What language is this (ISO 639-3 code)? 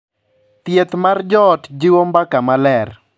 luo